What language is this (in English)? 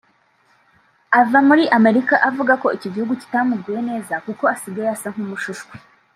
Kinyarwanda